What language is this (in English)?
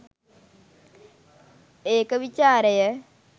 Sinhala